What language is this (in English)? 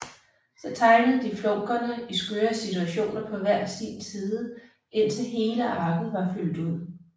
Danish